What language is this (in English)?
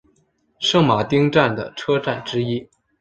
Chinese